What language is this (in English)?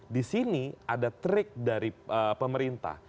Indonesian